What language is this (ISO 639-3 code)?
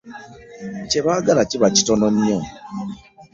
lug